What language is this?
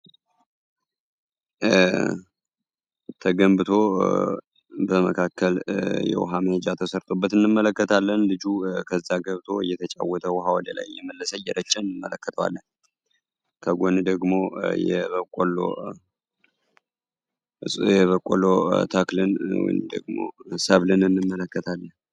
Amharic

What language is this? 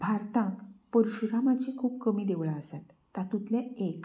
Konkani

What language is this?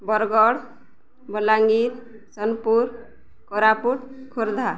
Odia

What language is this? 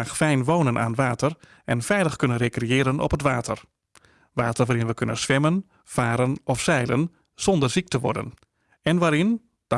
Dutch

